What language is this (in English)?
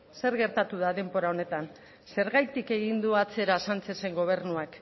Basque